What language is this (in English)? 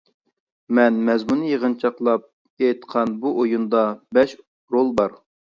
Uyghur